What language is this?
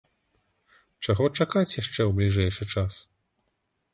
Belarusian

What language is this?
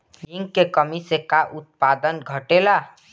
Bhojpuri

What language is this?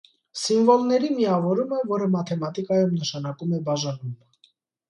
Armenian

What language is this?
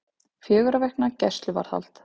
Icelandic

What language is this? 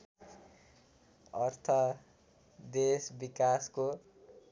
Nepali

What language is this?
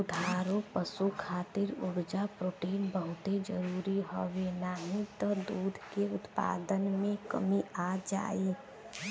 Bhojpuri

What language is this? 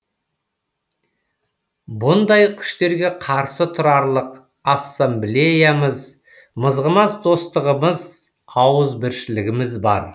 Kazakh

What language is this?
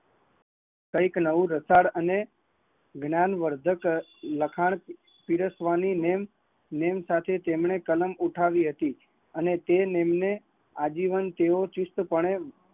Gujarati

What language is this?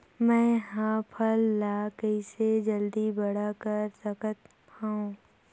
Chhattisgarhi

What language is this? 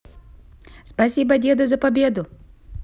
Russian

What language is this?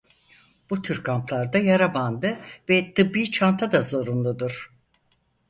Turkish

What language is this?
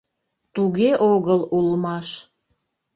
Mari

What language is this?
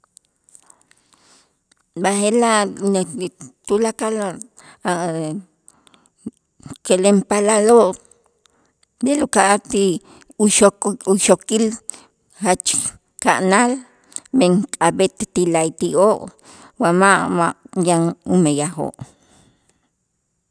Itzá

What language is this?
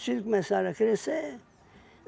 Portuguese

